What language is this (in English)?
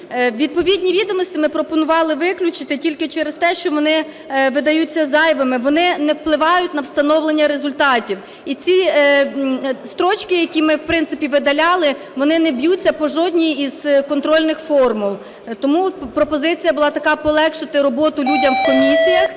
Ukrainian